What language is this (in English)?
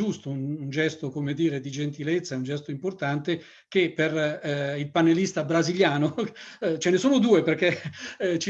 Italian